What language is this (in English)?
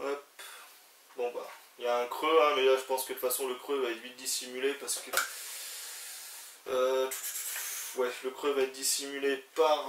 French